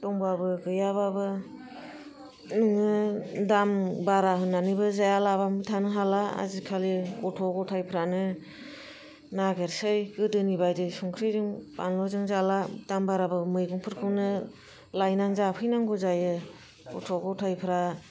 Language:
Bodo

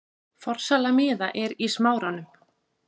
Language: Icelandic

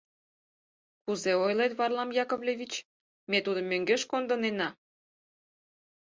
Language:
Mari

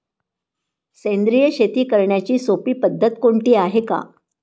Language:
Marathi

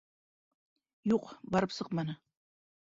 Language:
Bashkir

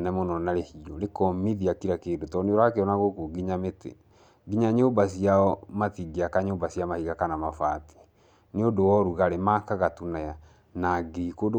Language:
Kikuyu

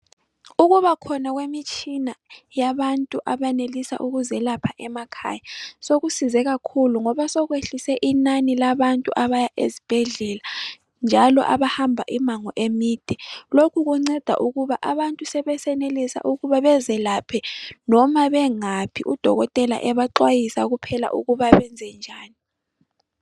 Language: North Ndebele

